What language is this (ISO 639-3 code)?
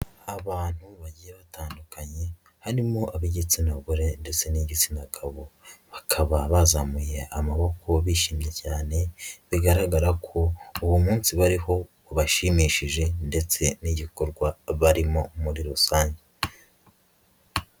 kin